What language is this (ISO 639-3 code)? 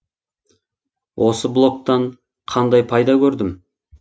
kaz